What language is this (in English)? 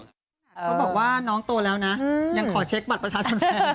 Thai